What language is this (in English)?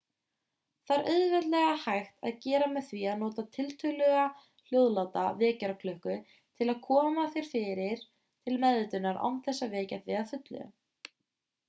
Icelandic